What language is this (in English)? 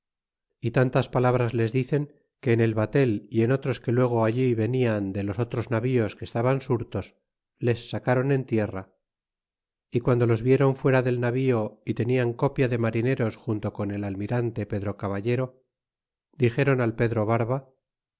Spanish